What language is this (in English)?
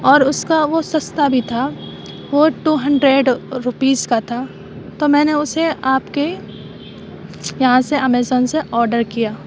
Urdu